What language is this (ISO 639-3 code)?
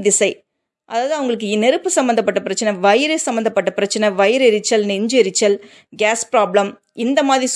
tam